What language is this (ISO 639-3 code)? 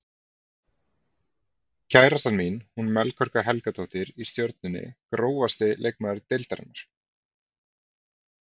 isl